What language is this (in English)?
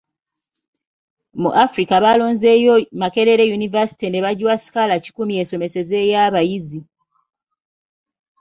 Ganda